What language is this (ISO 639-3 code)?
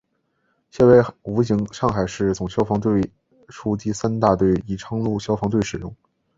zho